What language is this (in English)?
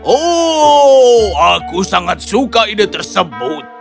Indonesian